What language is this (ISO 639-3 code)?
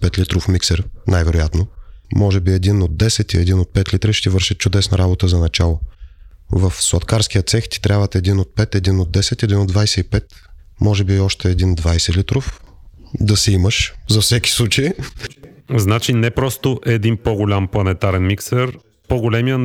bul